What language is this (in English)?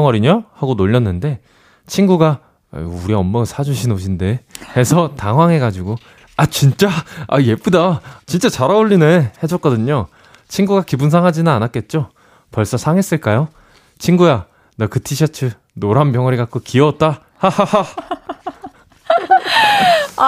Korean